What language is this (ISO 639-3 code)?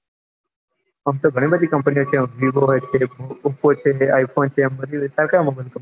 guj